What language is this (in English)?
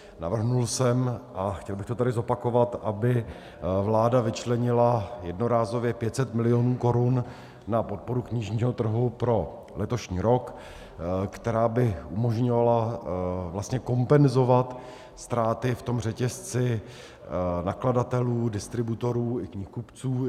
Czech